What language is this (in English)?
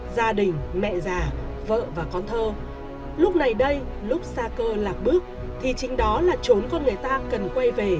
Vietnamese